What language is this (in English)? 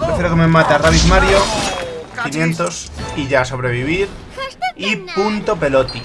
Spanish